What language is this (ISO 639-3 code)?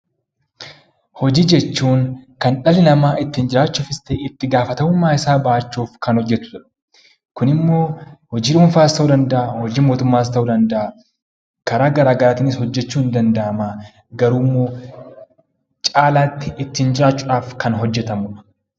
orm